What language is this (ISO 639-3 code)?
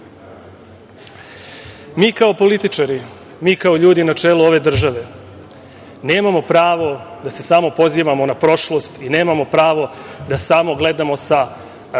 srp